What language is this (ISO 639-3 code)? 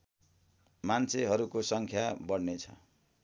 nep